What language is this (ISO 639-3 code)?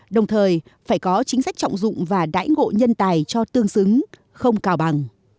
vie